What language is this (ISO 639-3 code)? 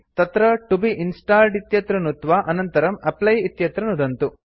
san